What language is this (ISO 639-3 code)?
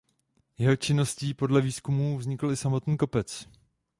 ces